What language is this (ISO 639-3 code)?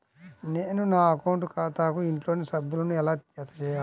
tel